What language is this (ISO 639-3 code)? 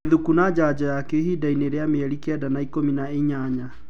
kik